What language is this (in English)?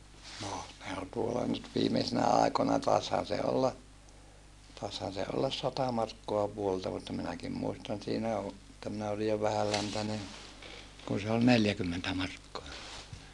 Finnish